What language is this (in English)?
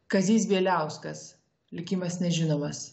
Lithuanian